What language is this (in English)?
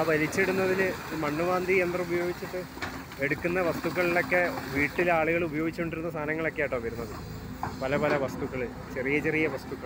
Malayalam